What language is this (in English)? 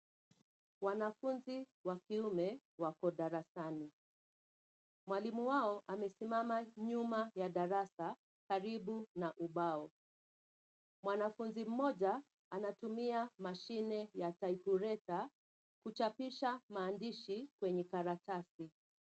Swahili